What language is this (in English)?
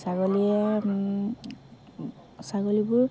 Assamese